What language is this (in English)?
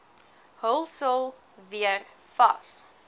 Afrikaans